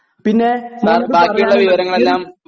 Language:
Malayalam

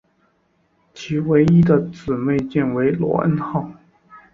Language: Chinese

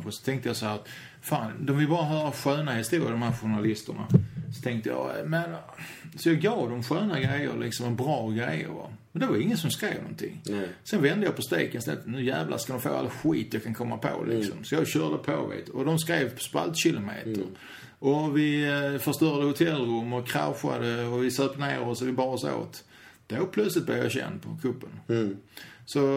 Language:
Swedish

